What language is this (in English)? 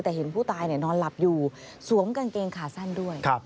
Thai